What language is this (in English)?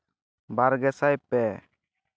Santali